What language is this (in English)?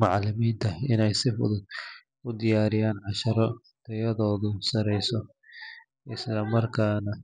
Somali